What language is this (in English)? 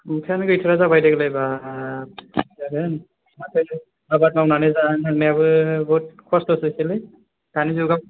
Bodo